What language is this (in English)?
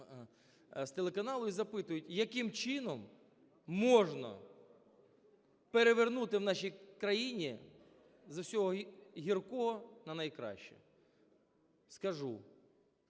Ukrainian